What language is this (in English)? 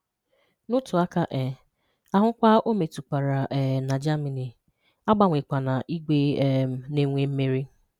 Igbo